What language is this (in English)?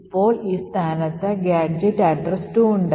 Malayalam